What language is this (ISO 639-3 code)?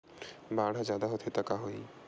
hne